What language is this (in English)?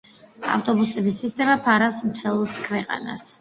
Georgian